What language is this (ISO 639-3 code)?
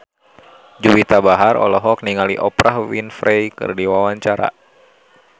sun